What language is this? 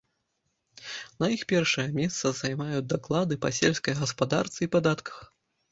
Belarusian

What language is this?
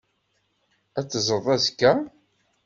Kabyle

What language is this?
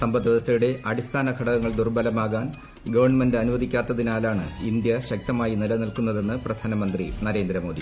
Malayalam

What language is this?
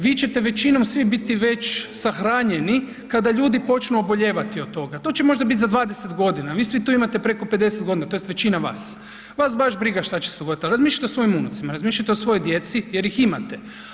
Croatian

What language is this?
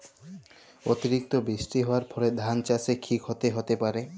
Bangla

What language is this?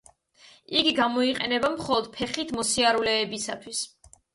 Georgian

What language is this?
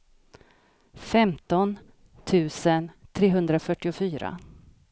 Swedish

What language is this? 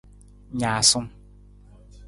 Nawdm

